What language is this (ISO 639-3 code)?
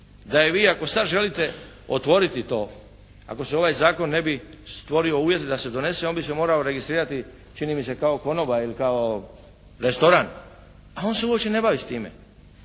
hrv